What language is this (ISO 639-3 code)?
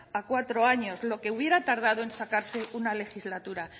spa